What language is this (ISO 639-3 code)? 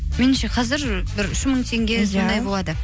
kaz